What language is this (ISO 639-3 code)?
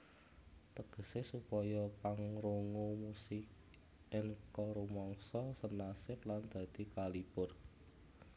jav